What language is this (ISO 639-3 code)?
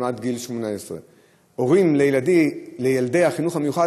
heb